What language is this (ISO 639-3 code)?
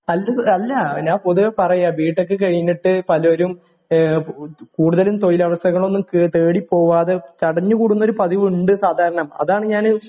mal